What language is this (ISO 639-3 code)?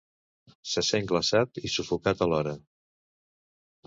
cat